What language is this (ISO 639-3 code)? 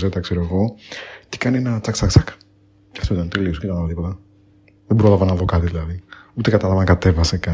ell